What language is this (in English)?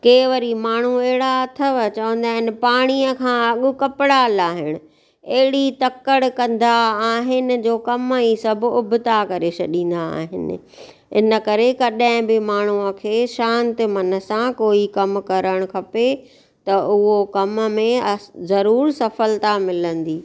Sindhi